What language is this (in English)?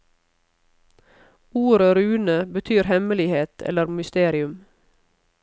Norwegian